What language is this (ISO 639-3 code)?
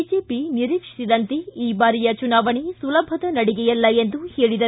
kan